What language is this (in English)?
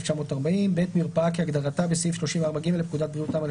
Hebrew